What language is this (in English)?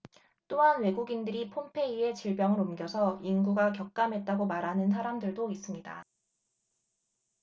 Korean